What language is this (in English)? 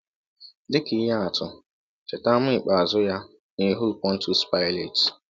Igbo